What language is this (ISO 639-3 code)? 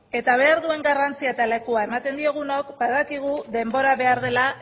eus